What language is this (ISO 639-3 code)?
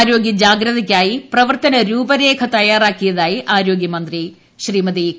mal